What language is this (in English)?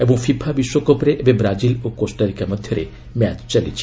Odia